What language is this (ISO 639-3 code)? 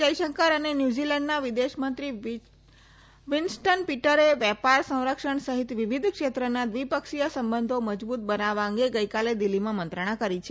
guj